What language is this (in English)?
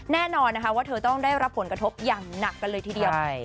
Thai